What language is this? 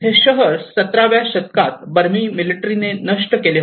Marathi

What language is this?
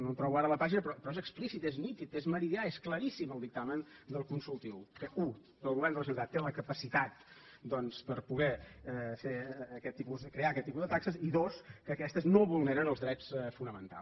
Catalan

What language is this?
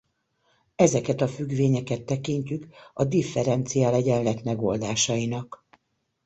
Hungarian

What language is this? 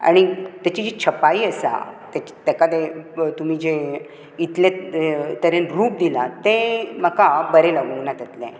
Konkani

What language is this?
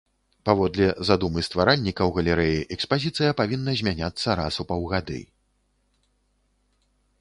Belarusian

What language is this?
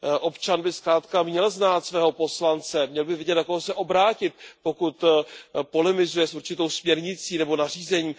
Czech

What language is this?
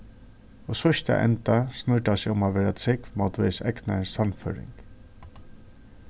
Faroese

